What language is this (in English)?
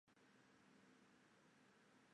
Chinese